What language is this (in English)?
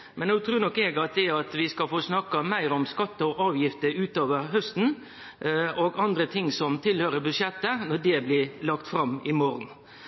Norwegian Nynorsk